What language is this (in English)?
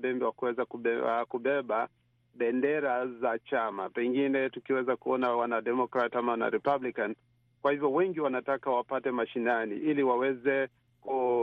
Swahili